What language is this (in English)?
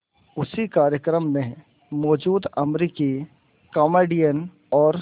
Hindi